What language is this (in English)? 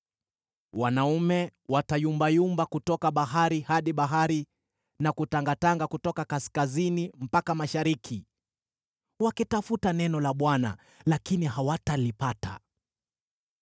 Swahili